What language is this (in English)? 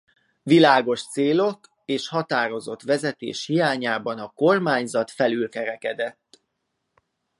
Hungarian